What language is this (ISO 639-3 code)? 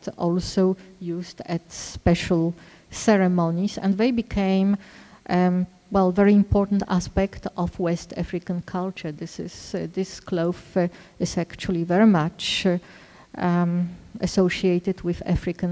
eng